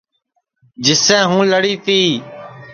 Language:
Sansi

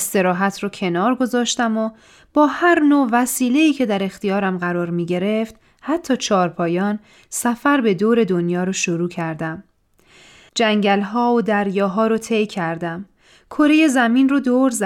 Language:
Persian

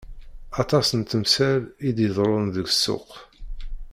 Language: Kabyle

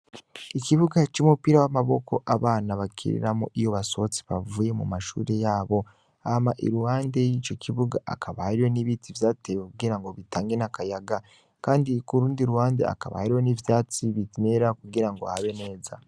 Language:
Rundi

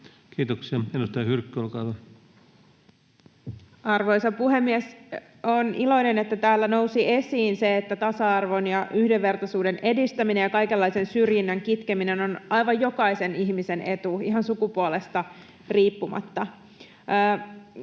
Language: Finnish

